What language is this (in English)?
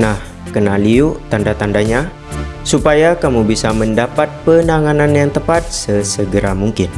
Indonesian